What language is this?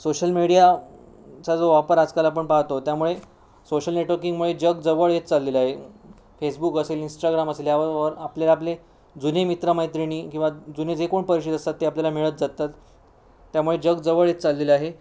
Marathi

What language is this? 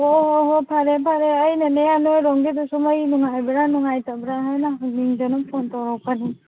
Manipuri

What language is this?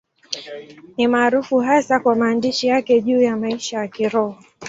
Swahili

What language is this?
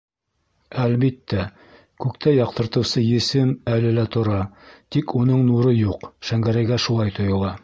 Bashkir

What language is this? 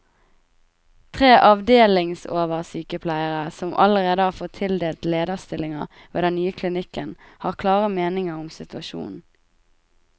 Norwegian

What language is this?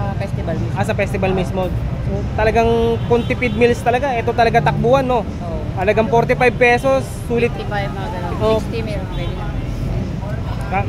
Filipino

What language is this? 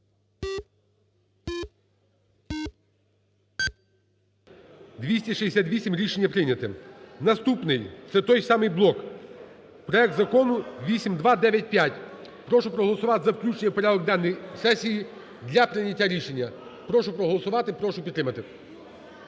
Ukrainian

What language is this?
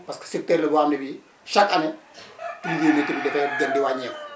Wolof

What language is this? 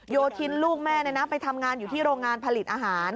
Thai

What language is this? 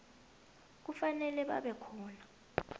South Ndebele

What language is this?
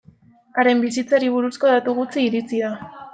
Basque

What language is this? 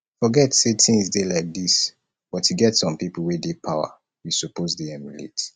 Nigerian Pidgin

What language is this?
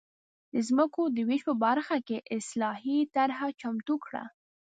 Pashto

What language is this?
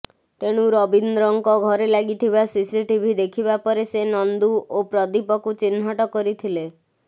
Odia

